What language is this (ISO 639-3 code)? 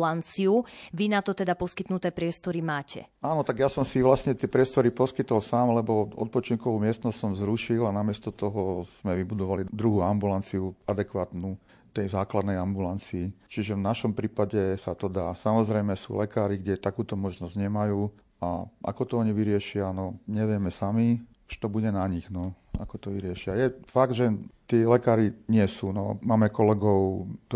slk